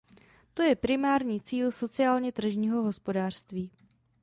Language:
Czech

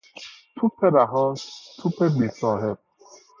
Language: Persian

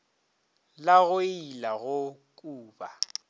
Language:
Northern Sotho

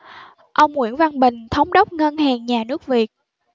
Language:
Vietnamese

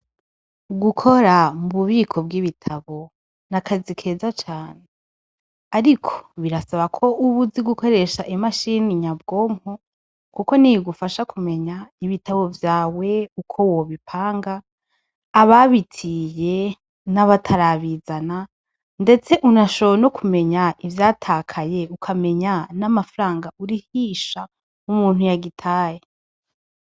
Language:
Rundi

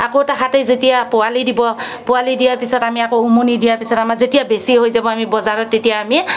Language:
Assamese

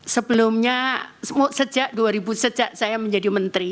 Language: Indonesian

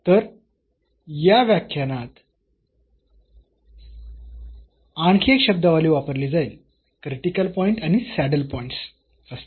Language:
Marathi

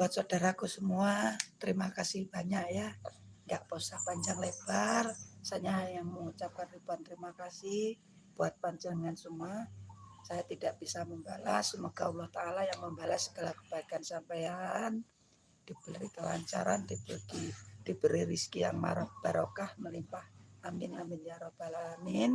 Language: Indonesian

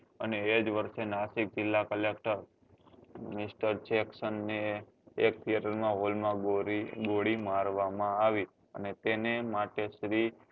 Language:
Gujarati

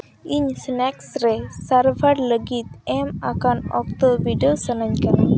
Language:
Santali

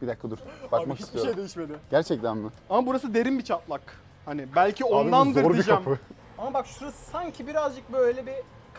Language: Turkish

